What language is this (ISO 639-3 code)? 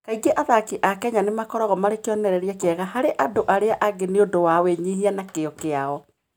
kik